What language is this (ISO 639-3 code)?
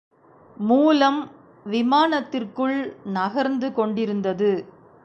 tam